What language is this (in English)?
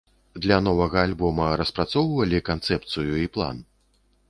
Belarusian